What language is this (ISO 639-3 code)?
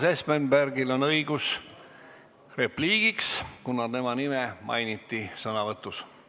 est